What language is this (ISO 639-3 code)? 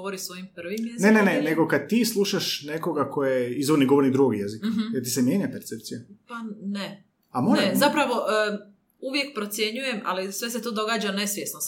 hrv